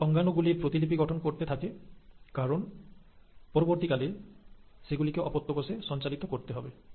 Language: Bangla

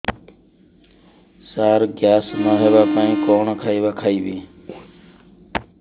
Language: Odia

